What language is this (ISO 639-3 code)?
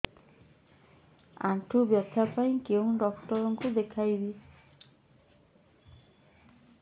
ori